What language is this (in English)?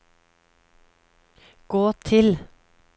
Norwegian